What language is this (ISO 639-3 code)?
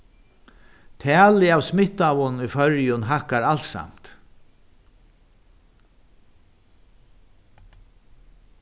fao